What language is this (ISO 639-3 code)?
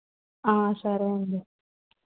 tel